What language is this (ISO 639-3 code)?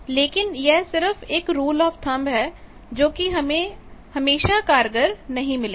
hin